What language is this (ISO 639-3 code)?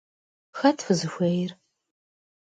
kbd